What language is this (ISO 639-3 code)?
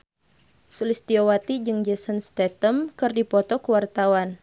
sun